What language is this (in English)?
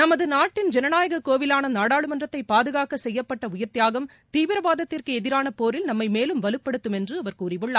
Tamil